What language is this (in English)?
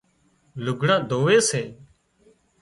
Wadiyara Koli